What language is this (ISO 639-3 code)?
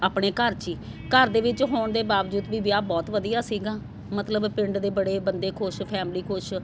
pan